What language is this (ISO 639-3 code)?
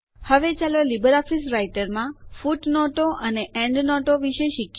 guj